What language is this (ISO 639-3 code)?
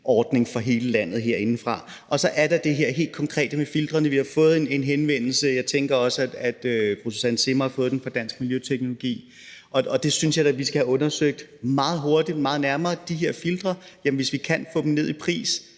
dan